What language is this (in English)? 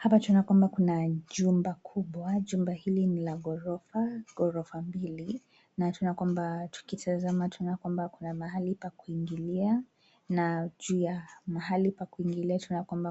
Swahili